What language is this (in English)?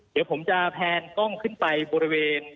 Thai